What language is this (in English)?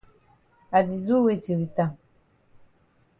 Cameroon Pidgin